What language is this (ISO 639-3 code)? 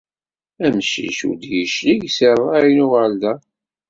kab